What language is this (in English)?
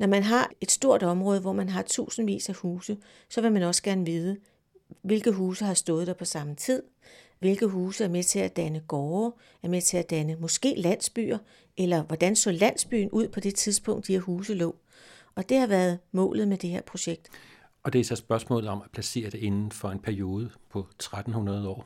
Danish